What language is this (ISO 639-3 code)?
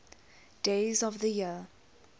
eng